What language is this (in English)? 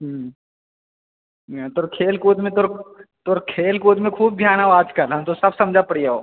Maithili